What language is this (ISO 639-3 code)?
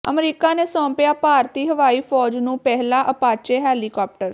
pan